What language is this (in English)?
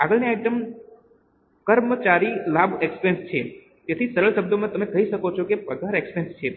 Gujarati